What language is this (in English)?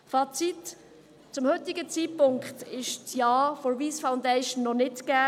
Swiss German